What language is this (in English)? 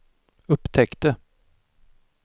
Swedish